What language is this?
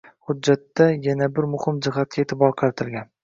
Uzbek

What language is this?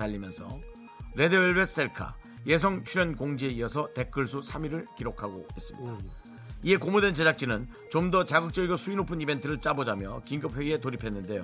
Korean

